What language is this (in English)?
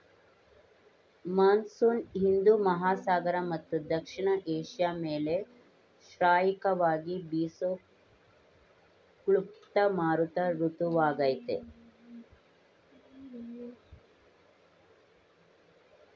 Kannada